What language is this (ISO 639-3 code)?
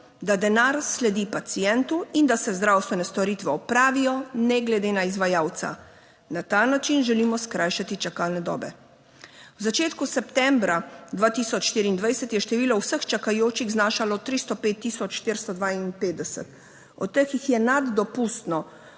slv